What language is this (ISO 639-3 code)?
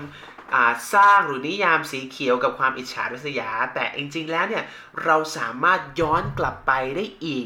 tha